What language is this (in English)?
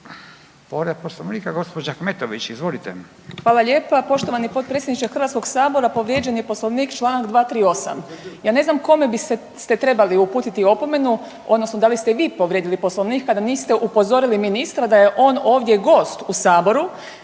Croatian